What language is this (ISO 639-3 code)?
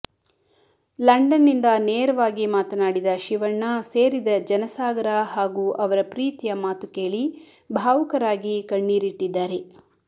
kan